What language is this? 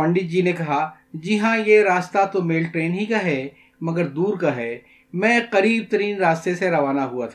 Urdu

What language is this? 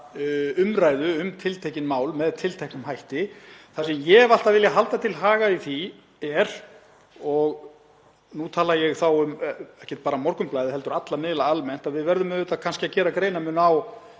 Icelandic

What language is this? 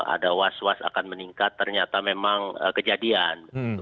Indonesian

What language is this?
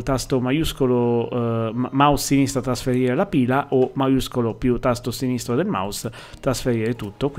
Italian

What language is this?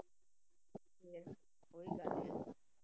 Punjabi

